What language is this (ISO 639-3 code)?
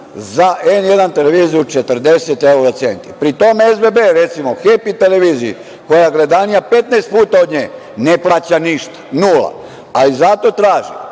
srp